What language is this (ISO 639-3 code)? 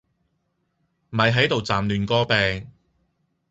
yue